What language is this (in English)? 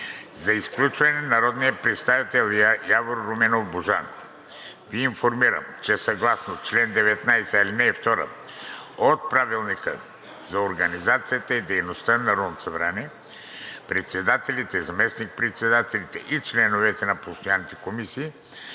Bulgarian